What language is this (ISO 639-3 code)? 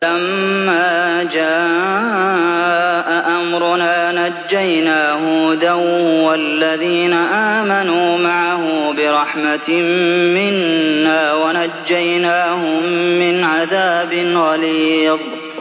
ara